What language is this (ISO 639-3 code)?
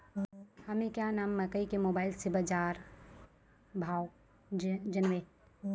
mai